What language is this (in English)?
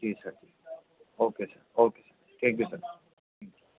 Urdu